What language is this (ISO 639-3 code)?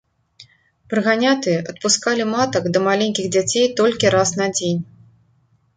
bel